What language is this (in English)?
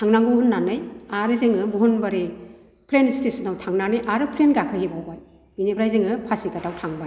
Bodo